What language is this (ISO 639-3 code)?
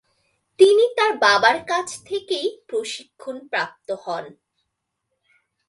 ben